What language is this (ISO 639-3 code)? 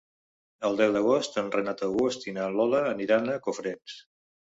cat